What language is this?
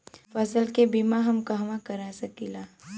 Bhojpuri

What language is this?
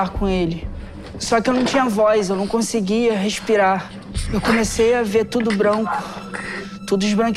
Portuguese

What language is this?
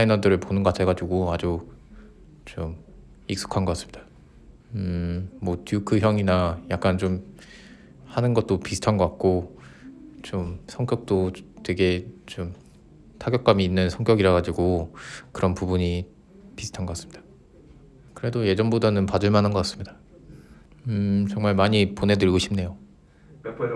Korean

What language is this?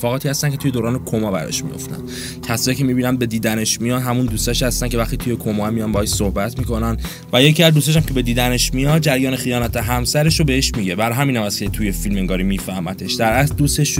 Persian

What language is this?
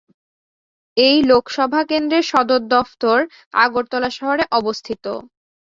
Bangla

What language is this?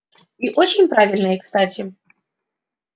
Russian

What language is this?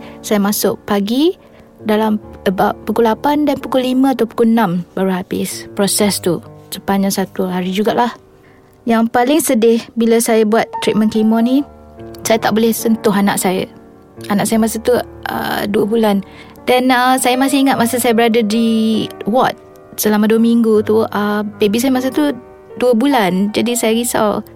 Malay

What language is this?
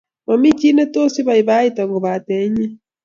Kalenjin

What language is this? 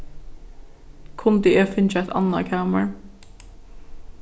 Faroese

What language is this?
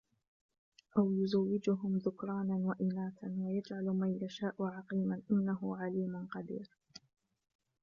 Arabic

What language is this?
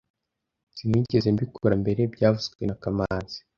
Kinyarwanda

